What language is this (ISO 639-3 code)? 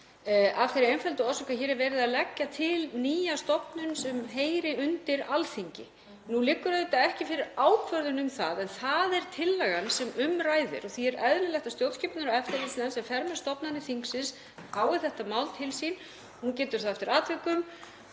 isl